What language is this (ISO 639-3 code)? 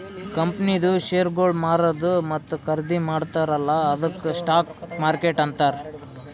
kan